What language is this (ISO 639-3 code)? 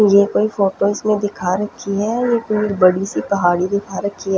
hin